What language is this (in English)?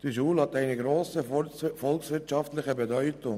Swiss German